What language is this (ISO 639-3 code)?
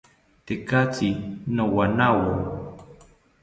cpy